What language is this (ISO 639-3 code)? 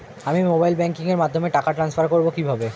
ben